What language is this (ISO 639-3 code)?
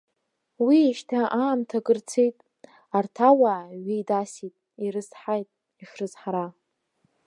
abk